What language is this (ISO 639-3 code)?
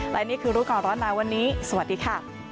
tha